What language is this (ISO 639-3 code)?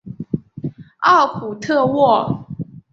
zho